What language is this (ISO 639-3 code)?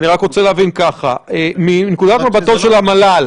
heb